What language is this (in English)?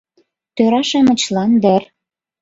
Mari